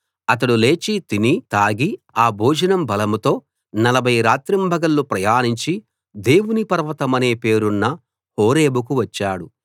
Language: Telugu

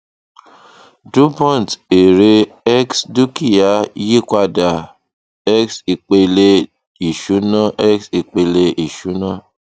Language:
Yoruba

